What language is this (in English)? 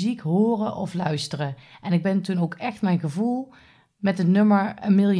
Dutch